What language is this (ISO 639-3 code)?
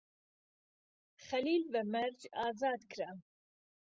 ckb